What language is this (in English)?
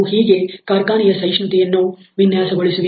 Kannada